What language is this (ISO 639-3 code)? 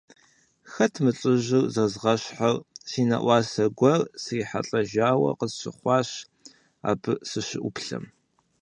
kbd